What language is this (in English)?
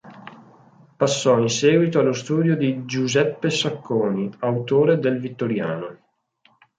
Italian